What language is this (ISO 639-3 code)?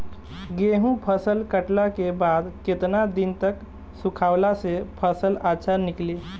bho